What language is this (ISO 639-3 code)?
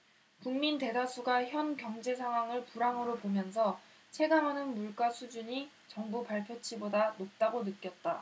kor